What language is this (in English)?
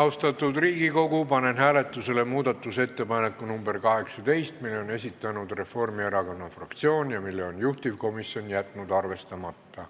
Estonian